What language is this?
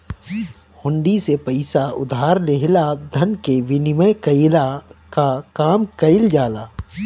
Bhojpuri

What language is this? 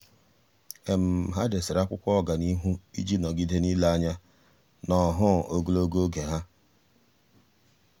Igbo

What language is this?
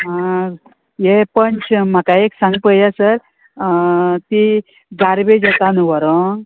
Konkani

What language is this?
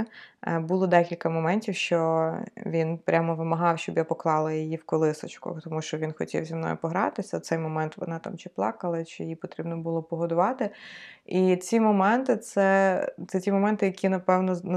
Ukrainian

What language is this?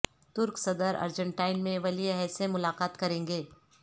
Urdu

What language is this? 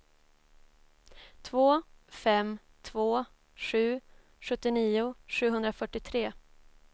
Swedish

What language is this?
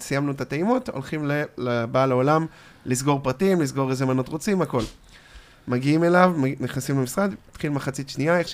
Hebrew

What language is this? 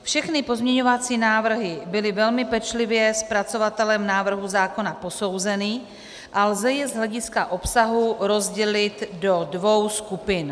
Czech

